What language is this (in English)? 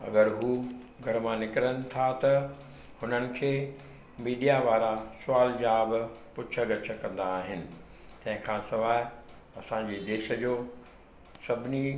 Sindhi